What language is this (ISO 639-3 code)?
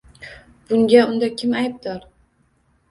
uzb